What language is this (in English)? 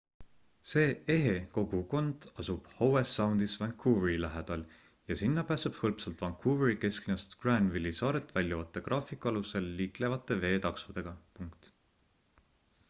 Estonian